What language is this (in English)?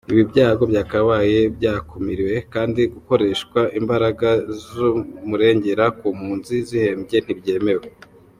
Kinyarwanda